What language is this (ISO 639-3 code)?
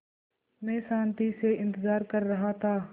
hin